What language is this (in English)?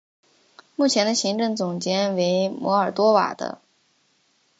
Chinese